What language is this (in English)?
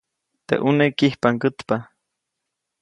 Copainalá Zoque